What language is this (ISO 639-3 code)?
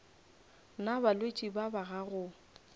nso